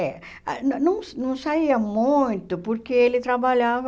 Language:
Portuguese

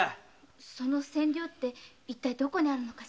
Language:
Japanese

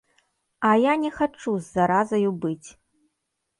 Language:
Belarusian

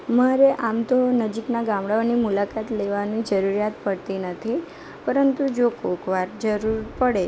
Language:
Gujarati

